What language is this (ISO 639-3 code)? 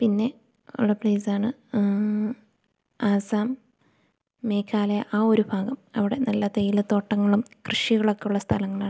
mal